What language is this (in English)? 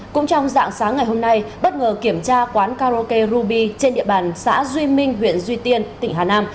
Vietnamese